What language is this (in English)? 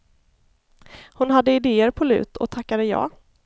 Swedish